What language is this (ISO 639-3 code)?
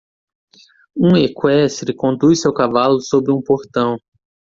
por